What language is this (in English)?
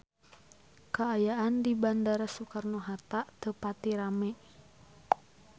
Sundanese